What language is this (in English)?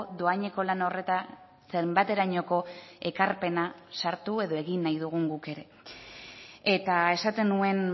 Basque